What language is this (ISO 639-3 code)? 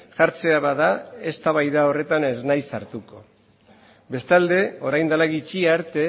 eus